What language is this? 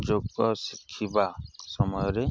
Odia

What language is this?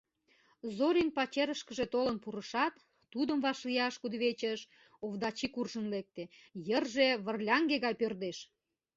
Mari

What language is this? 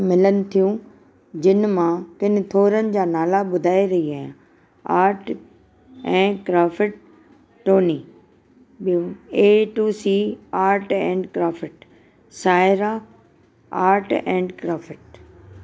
Sindhi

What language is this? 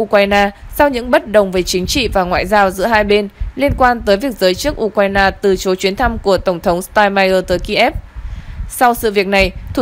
Vietnamese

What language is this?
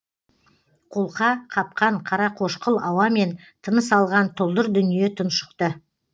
Kazakh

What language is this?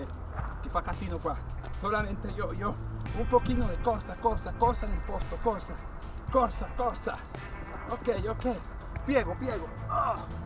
Spanish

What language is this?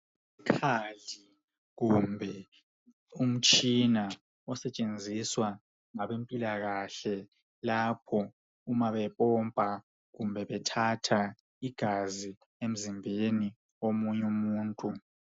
North Ndebele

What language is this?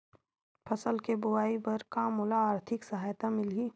Chhattisgarhi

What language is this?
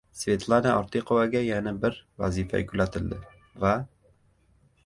Uzbek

